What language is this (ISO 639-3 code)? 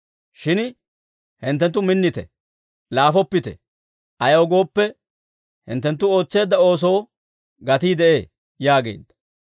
dwr